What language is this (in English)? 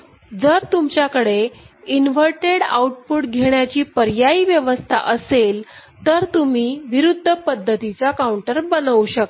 Marathi